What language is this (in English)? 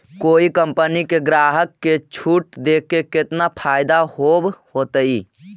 Magahi